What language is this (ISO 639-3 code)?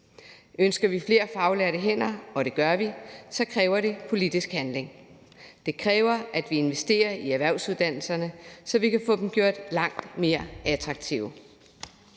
dan